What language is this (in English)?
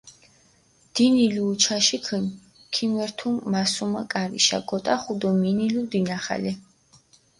Mingrelian